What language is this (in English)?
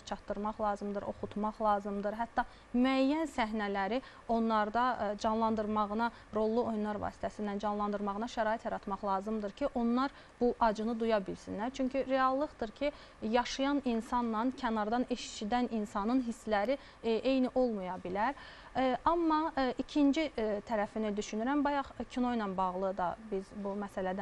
Turkish